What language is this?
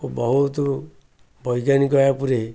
Odia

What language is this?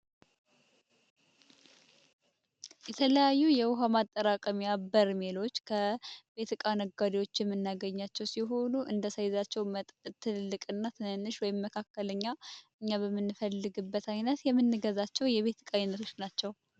Amharic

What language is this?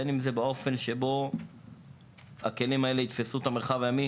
Hebrew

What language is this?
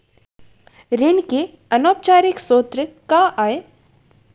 Chhattisgarhi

